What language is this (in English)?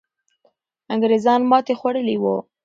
Pashto